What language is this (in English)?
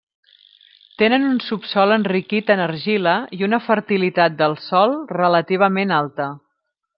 Catalan